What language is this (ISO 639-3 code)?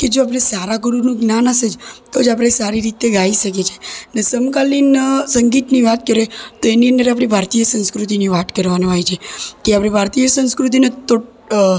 guj